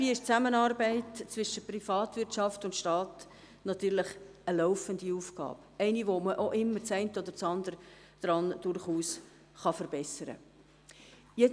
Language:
Swiss German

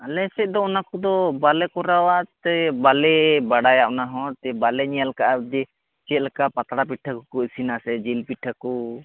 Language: Santali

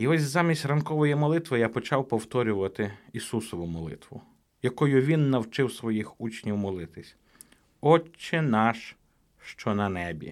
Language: Ukrainian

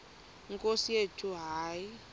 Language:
Xhosa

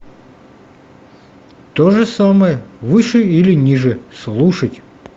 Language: Russian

